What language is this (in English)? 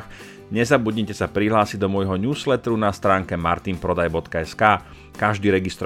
Slovak